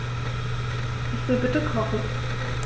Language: German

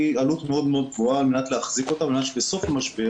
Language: Hebrew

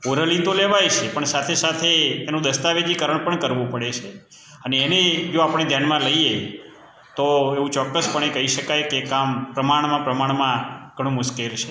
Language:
Gujarati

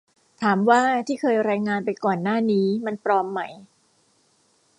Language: Thai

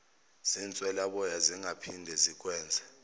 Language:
Zulu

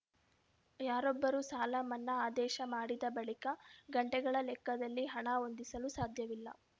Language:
Kannada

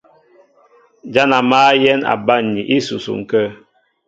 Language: Mbo (Cameroon)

